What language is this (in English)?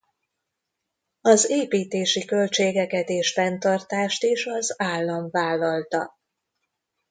Hungarian